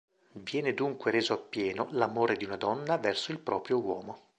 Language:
Italian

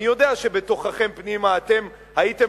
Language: Hebrew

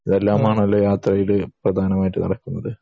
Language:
Malayalam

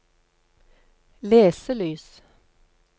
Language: Norwegian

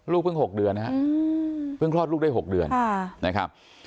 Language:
Thai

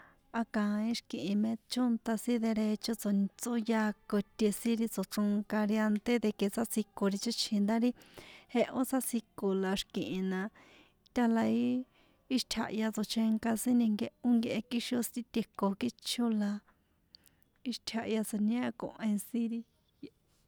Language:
San Juan Atzingo Popoloca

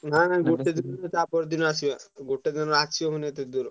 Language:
Odia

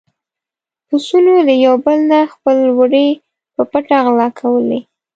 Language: Pashto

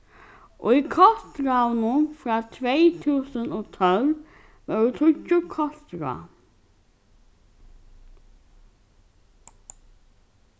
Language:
Faroese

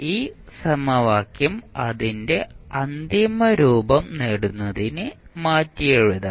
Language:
Malayalam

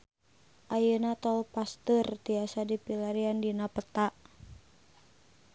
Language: Sundanese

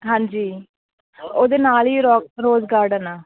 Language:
Punjabi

